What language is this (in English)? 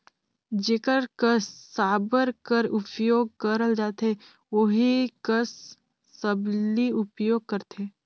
Chhattisgarhi